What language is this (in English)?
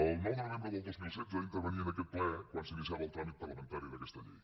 Catalan